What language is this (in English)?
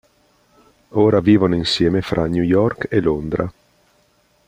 Italian